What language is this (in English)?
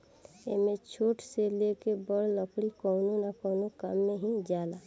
Bhojpuri